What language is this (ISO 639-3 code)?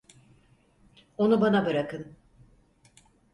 tur